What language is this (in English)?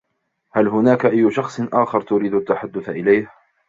Arabic